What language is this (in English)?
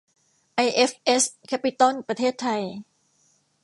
Thai